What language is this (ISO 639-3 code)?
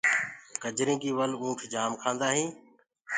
ggg